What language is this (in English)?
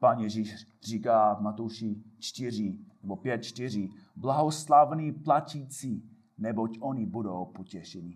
Czech